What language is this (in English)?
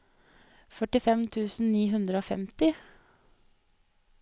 Norwegian